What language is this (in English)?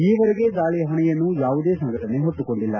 Kannada